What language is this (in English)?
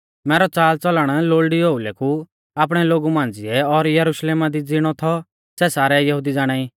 Mahasu Pahari